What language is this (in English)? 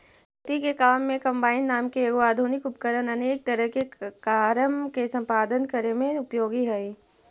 Magahi